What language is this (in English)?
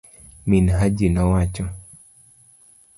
Luo (Kenya and Tanzania)